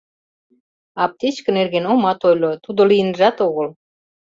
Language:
Mari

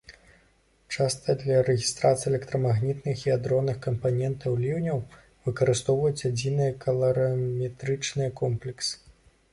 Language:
Belarusian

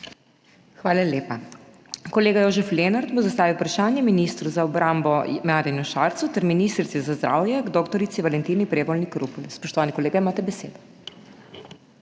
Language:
Slovenian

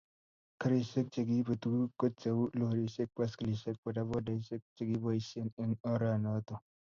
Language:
Kalenjin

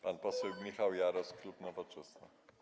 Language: Polish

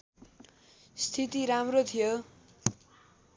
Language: Nepali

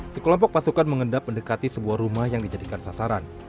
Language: Indonesian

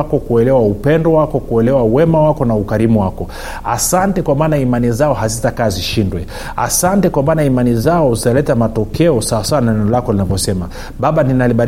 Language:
Swahili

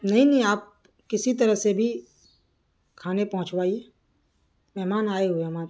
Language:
Urdu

